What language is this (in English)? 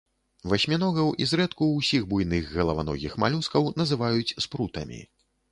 Belarusian